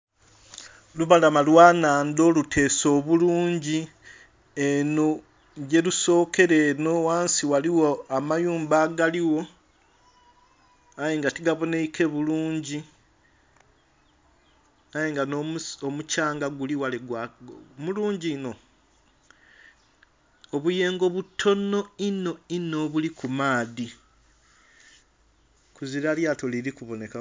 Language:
Soga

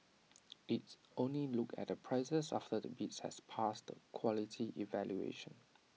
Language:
English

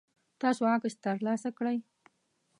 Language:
Pashto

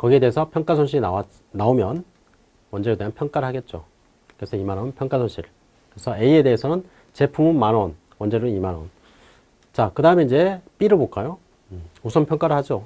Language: Korean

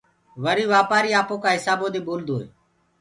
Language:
Gurgula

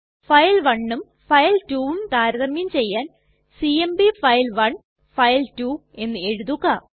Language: Malayalam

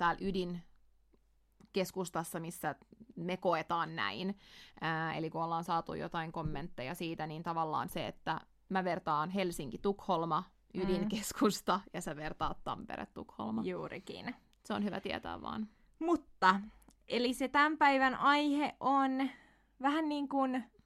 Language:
Finnish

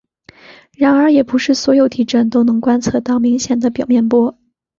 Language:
Chinese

